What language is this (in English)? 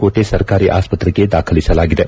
Kannada